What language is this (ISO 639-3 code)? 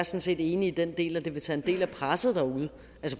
dan